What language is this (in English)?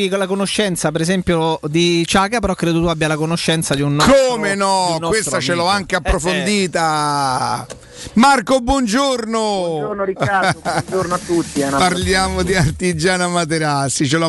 Italian